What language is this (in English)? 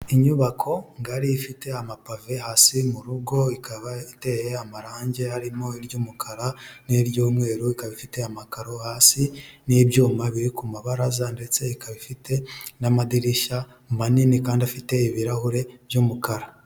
Kinyarwanda